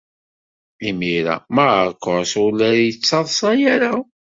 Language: Kabyle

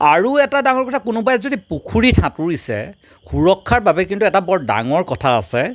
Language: Assamese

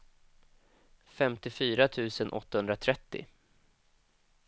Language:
Swedish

